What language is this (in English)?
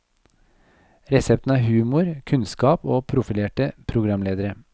Norwegian